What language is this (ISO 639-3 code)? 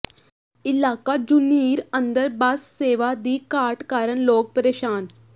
pan